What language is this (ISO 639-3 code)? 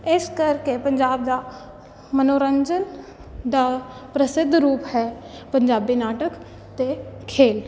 pan